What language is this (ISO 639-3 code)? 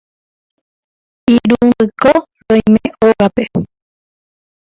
grn